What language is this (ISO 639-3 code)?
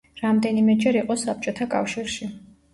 kat